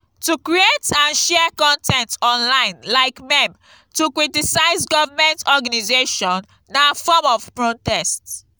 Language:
Nigerian Pidgin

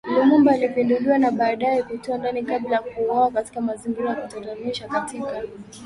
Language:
Swahili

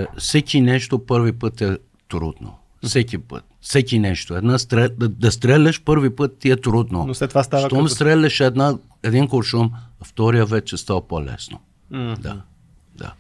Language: Bulgarian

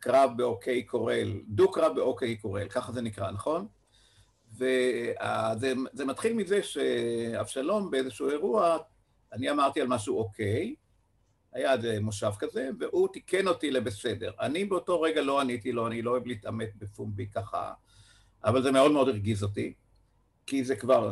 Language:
Hebrew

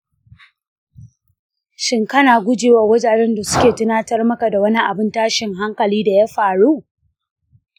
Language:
Hausa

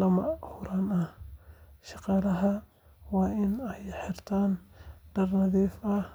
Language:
Somali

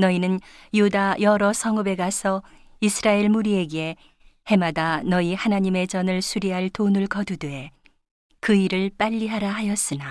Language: Korean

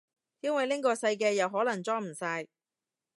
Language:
Cantonese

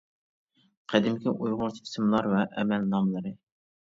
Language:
Uyghur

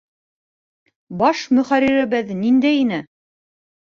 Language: Bashkir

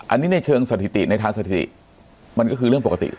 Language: Thai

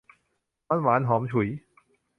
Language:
Thai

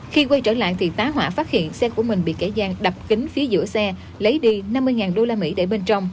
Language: Vietnamese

